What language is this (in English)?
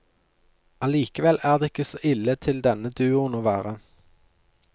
Norwegian